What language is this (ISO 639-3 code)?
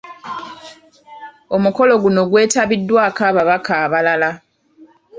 lug